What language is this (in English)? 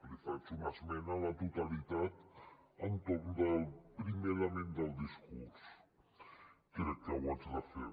Catalan